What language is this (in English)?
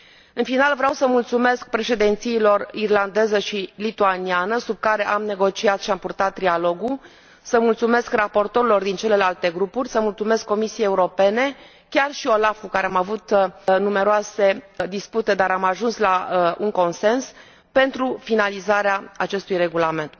Romanian